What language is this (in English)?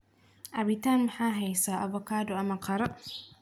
Somali